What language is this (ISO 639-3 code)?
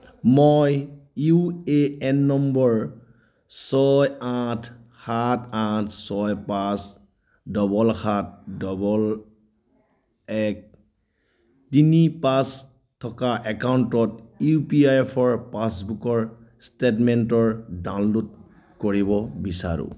asm